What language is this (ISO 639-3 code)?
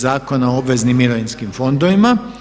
hrv